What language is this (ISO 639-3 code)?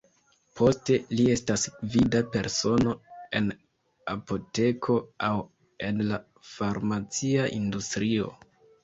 epo